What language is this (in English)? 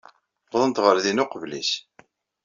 Kabyle